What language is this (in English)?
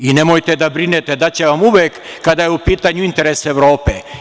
Serbian